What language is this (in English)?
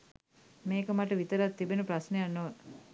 Sinhala